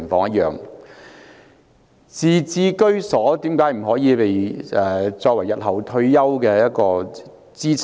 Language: Cantonese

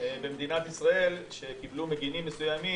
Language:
Hebrew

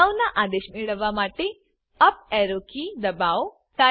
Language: Gujarati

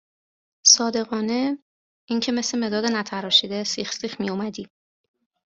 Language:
Persian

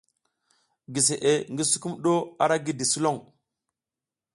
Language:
South Giziga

